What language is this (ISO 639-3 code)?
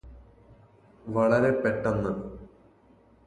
mal